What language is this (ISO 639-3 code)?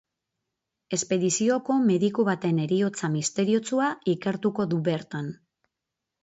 eus